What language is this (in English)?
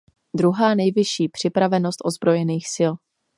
Czech